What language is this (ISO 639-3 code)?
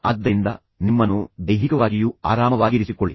kan